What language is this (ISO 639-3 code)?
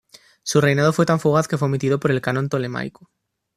spa